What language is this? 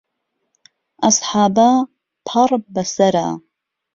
Central Kurdish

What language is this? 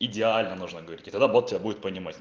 Russian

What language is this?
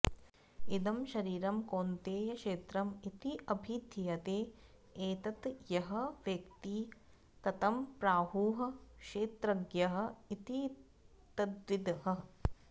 Sanskrit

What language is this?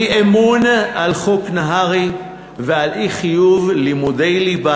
Hebrew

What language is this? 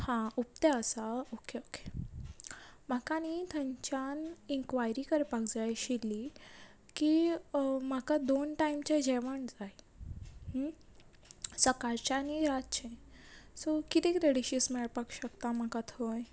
Konkani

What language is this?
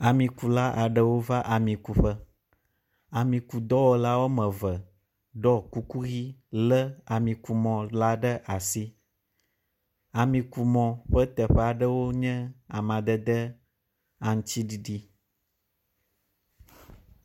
Ewe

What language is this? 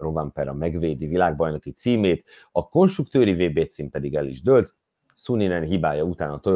Hungarian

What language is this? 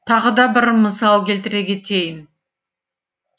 Kazakh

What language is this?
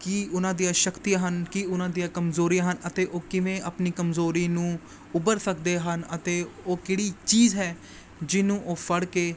Punjabi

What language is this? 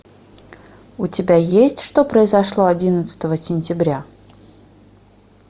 Russian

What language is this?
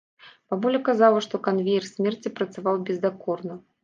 Belarusian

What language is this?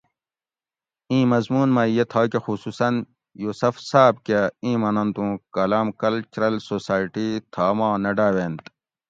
Gawri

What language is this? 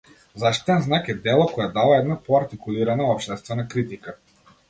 Macedonian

